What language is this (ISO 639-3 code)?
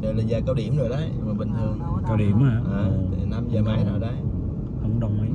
vie